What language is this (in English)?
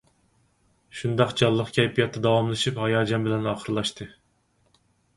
Uyghur